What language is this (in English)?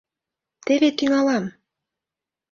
Mari